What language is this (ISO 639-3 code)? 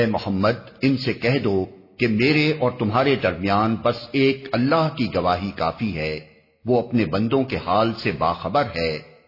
urd